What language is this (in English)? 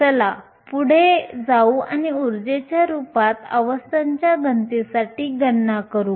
Marathi